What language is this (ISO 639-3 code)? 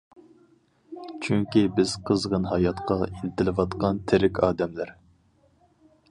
uig